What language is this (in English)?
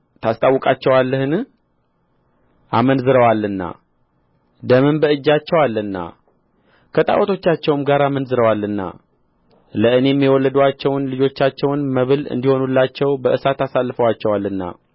Amharic